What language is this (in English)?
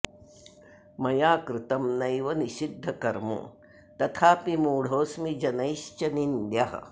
Sanskrit